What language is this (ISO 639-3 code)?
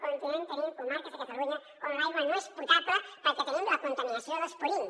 cat